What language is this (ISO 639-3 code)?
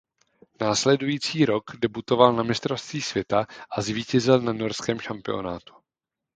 ces